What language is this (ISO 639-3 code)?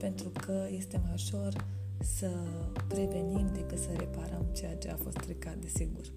ron